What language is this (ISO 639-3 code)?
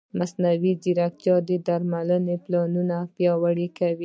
pus